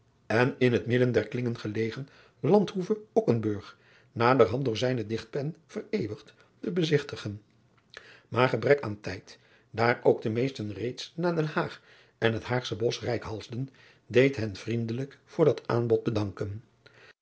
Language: Dutch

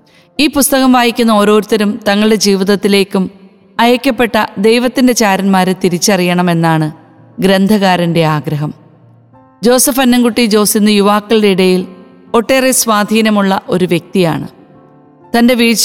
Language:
Malayalam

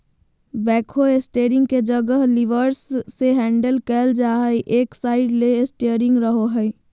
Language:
Magahi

